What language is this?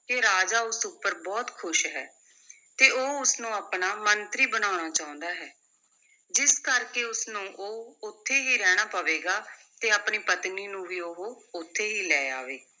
Punjabi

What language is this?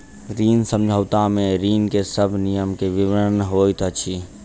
Maithili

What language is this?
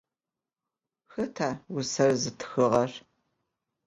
Adyghe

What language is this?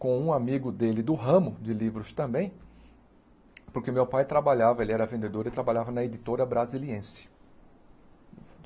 Portuguese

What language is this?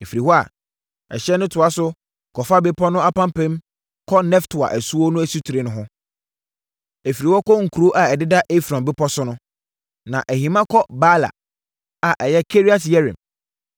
Akan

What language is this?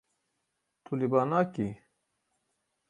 Kurdish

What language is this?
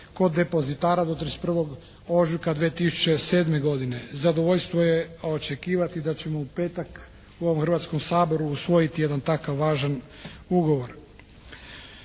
Croatian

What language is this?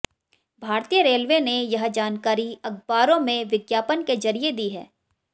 Hindi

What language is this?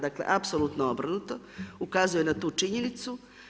Croatian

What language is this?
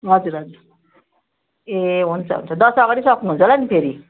Nepali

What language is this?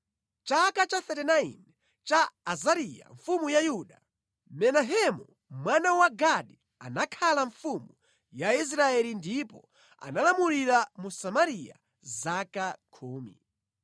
Nyanja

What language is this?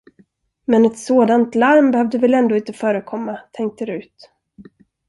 Swedish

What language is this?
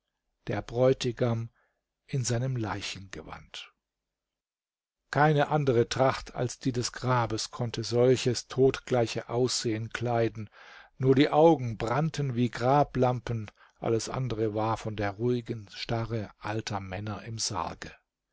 German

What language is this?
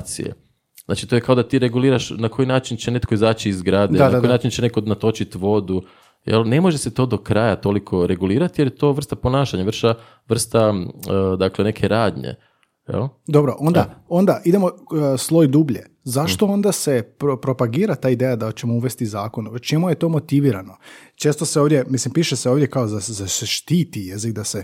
Croatian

